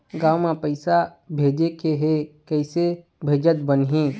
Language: Chhattisgarhi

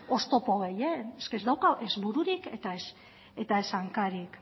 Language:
Basque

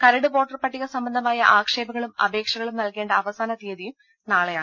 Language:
Malayalam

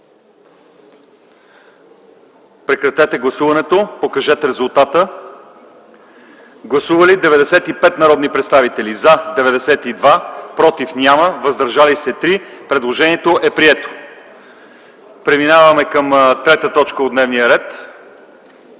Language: Bulgarian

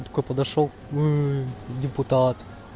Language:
Russian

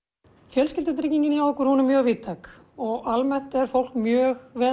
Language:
Icelandic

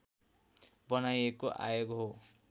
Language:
Nepali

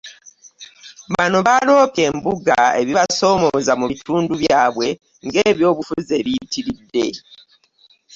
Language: Ganda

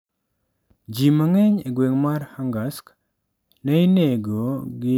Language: Luo (Kenya and Tanzania)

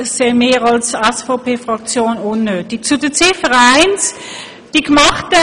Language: Swiss German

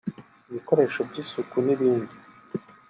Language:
Kinyarwanda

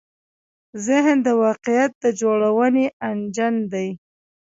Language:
Pashto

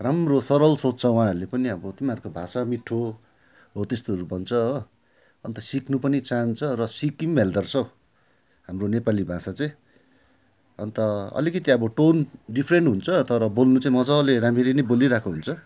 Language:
Nepali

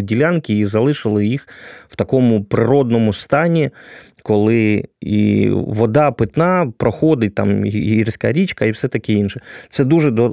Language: Ukrainian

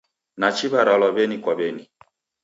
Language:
Taita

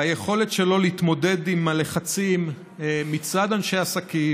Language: Hebrew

